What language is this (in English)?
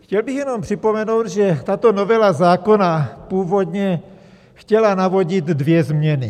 Czech